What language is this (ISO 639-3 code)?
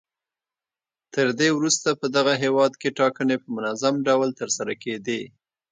pus